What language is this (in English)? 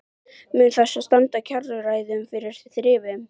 Icelandic